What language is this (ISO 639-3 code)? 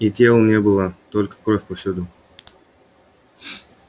rus